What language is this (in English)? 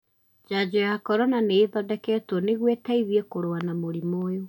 Kikuyu